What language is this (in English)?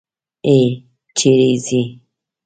Pashto